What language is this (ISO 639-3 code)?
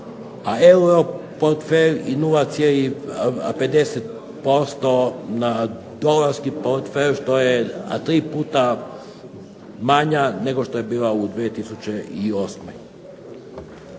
hrv